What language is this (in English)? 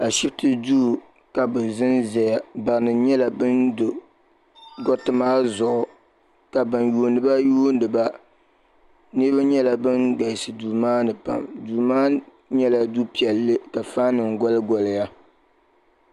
Dagbani